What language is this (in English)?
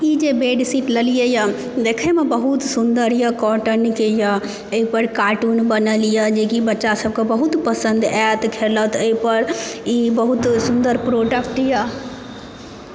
Maithili